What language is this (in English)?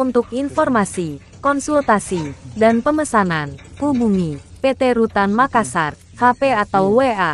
Indonesian